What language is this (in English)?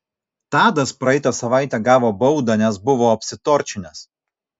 Lithuanian